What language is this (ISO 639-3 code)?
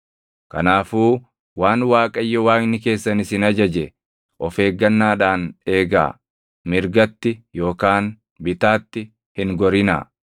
orm